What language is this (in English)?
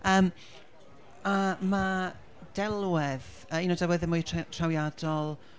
Welsh